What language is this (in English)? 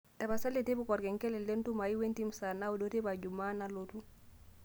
Masai